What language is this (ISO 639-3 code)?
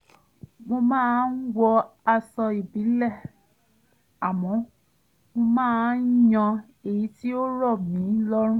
yor